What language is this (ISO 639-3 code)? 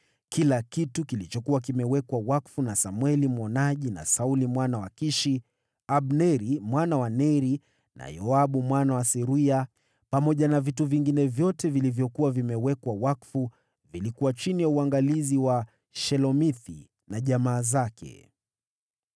swa